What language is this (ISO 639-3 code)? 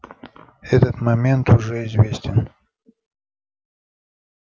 rus